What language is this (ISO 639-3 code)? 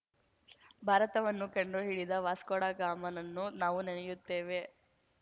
kan